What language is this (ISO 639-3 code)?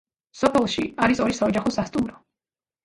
kat